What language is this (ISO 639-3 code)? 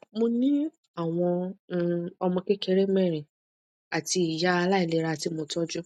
yor